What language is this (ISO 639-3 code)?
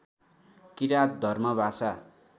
nep